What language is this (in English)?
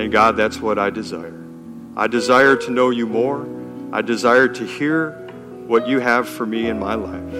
English